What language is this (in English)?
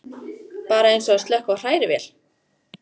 Icelandic